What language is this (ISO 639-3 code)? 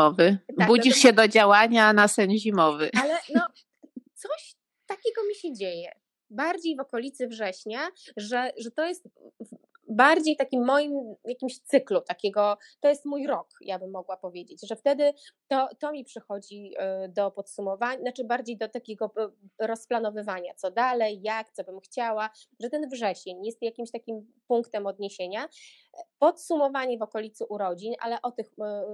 pol